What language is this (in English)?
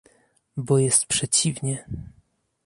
Polish